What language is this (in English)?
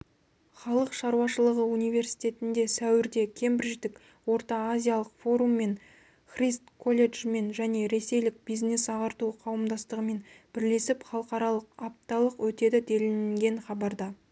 Kazakh